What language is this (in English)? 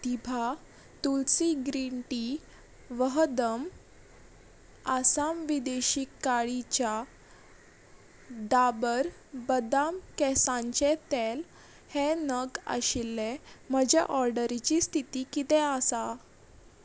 Konkani